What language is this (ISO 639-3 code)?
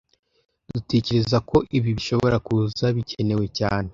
kin